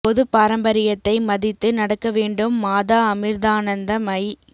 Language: Tamil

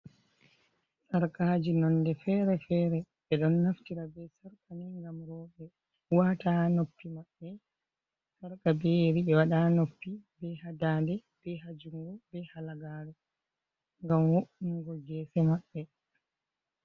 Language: Fula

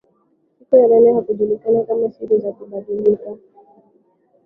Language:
Swahili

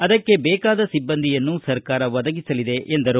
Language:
Kannada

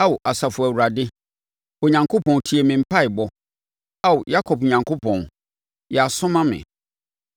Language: Akan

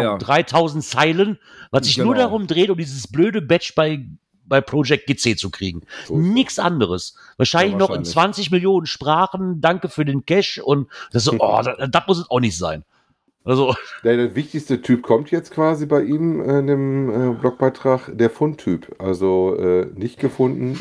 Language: German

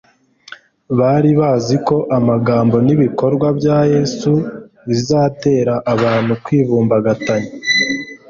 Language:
Kinyarwanda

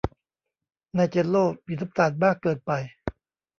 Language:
Thai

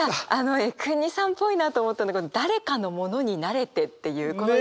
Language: Japanese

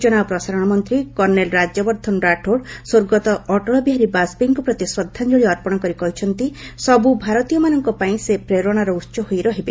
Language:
Odia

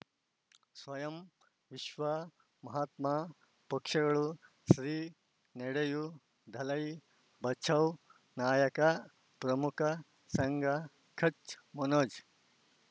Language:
Kannada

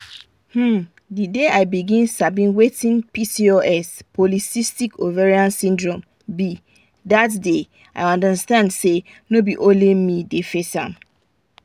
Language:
Nigerian Pidgin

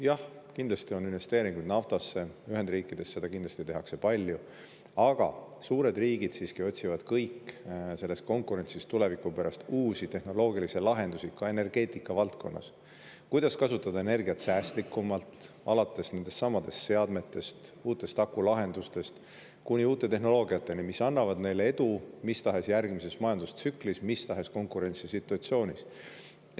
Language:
Estonian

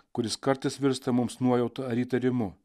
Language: Lithuanian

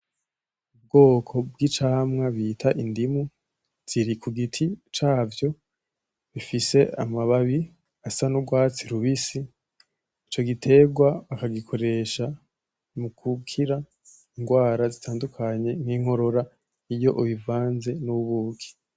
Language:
Rundi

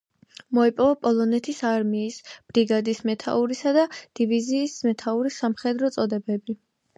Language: Georgian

